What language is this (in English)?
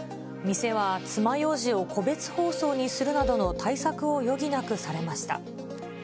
Japanese